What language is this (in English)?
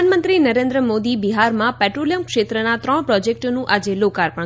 Gujarati